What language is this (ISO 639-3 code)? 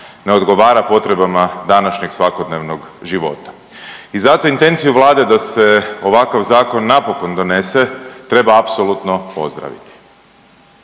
hrv